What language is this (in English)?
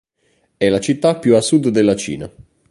Italian